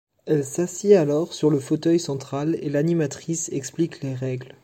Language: French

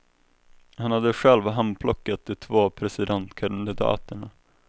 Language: Swedish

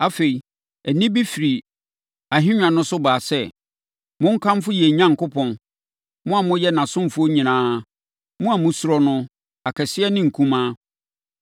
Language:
Akan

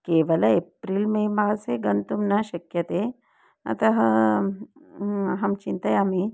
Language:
Sanskrit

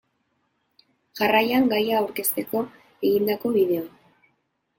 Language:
Basque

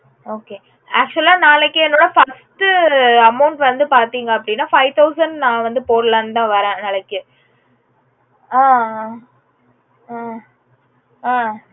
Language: Tamil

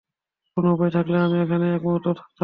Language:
Bangla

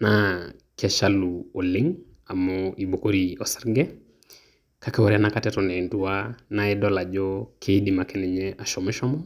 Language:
Masai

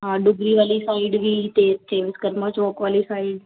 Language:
Punjabi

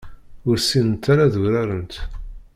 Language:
Kabyle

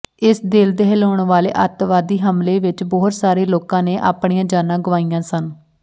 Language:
Punjabi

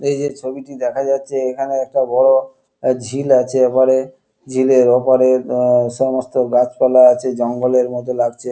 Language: Bangla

